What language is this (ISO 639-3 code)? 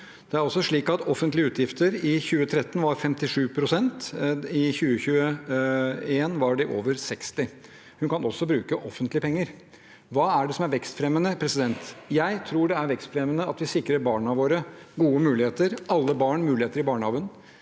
nor